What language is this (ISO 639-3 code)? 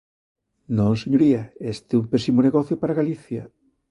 glg